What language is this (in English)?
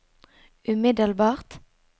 Norwegian